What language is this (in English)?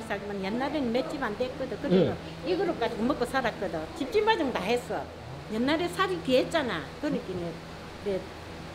Korean